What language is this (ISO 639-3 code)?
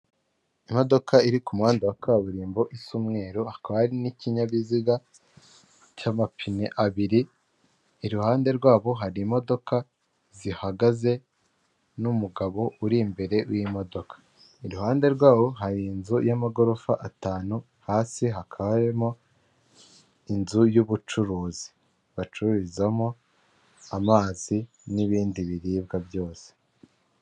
kin